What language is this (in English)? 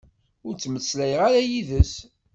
Kabyle